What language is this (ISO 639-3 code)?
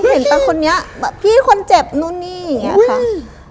tha